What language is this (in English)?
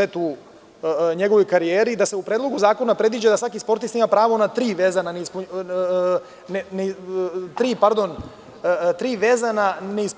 Serbian